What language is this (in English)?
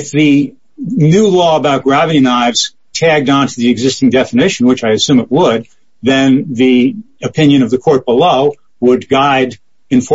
English